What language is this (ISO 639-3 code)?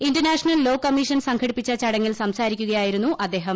mal